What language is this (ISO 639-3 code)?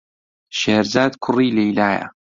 ckb